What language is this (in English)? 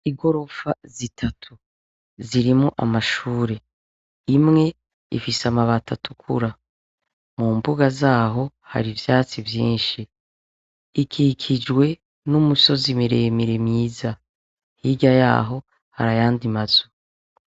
Rundi